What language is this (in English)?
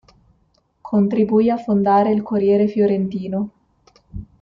Italian